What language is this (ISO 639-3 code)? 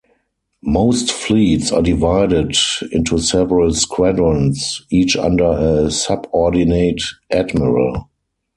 eng